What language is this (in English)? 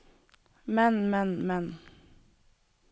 Norwegian